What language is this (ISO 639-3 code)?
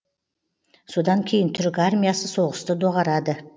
kaz